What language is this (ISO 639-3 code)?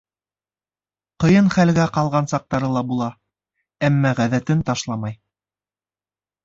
bak